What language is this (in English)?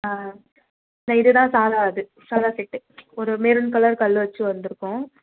Tamil